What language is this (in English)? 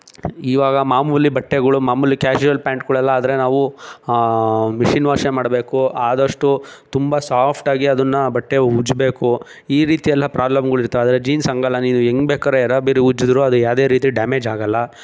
Kannada